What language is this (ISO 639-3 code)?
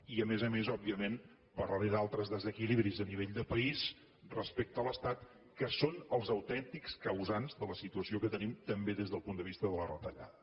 cat